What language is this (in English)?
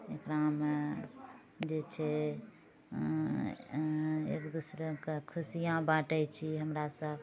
Maithili